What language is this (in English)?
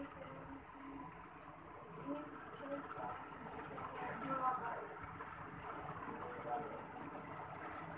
Bhojpuri